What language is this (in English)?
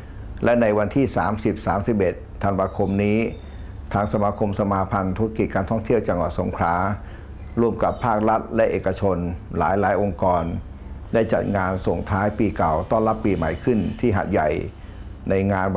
Thai